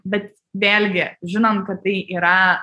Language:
Lithuanian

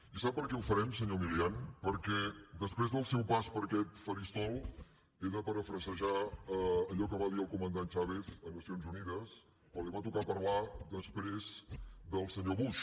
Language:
Catalan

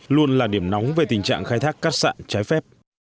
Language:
Vietnamese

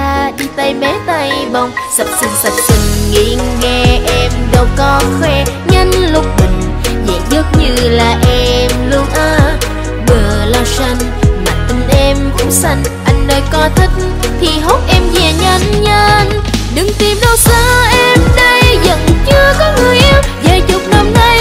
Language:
Vietnamese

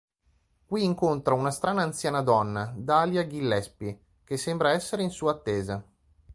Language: Italian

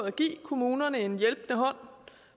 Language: Danish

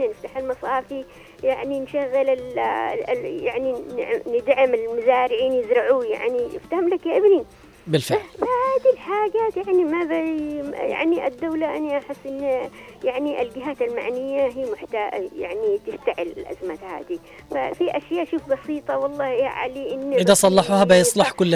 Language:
Arabic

